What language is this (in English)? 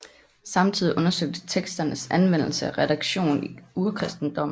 Danish